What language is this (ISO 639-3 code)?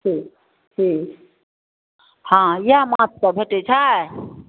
mai